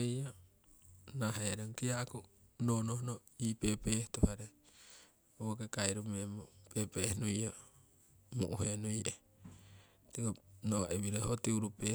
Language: Siwai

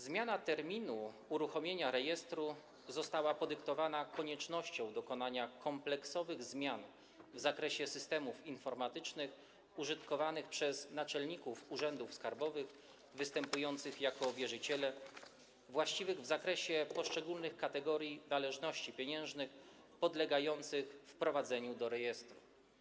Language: Polish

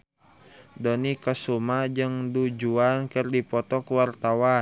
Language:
Sundanese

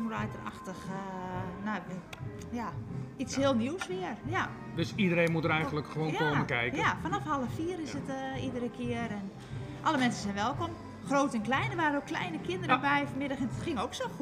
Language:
Dutch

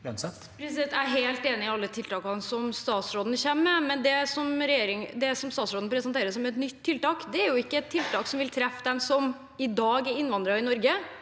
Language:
Norwegian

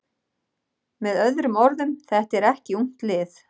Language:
Icelandic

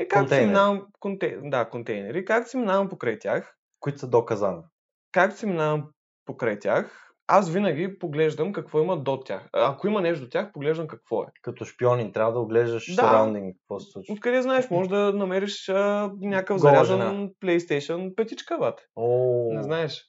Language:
Bulgarian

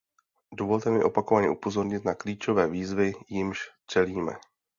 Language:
Czech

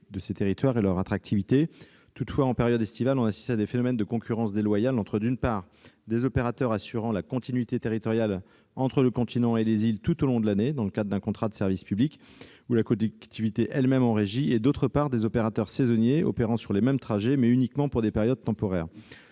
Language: French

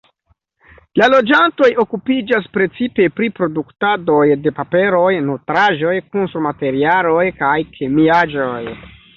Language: Esperanto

